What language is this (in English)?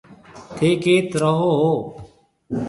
Marwari (Pakistan)